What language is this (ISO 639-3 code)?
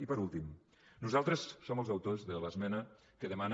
cat